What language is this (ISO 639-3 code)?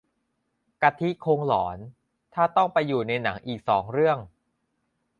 tha